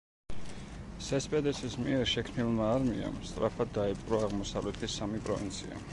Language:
Georgian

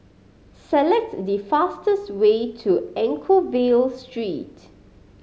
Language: English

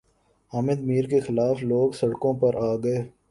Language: Urdu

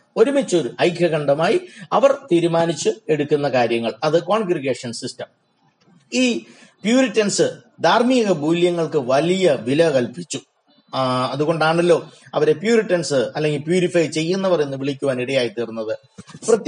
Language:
Malayalam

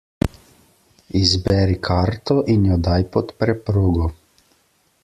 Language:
Slovenian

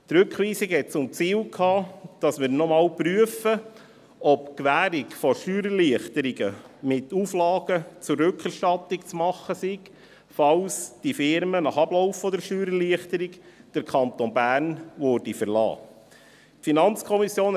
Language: Swiss German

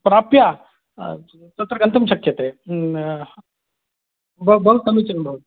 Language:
Sanskrit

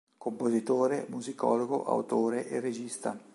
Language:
Italian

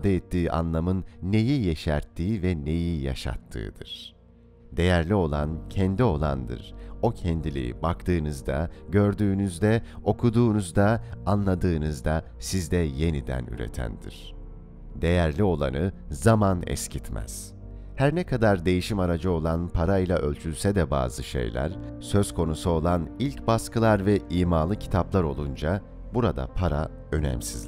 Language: Turkish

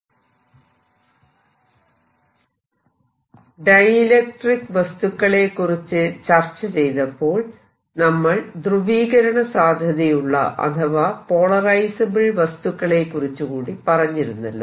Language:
Malayalam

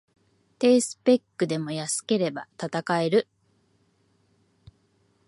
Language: Japanese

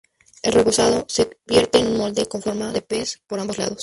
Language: Spanish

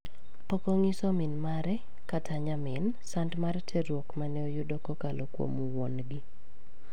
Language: Luo (Kenya and Tanzania)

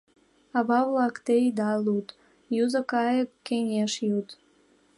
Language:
Mari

